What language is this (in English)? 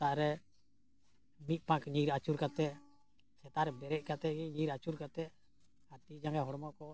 Santali